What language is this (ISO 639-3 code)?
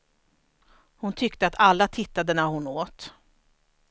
swe